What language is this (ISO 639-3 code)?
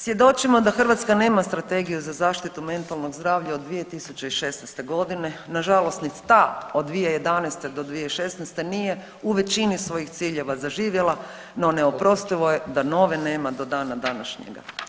hrv